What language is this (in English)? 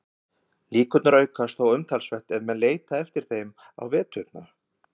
Icelandic